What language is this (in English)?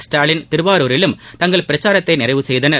Tamil